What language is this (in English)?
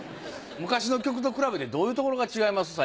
Japanese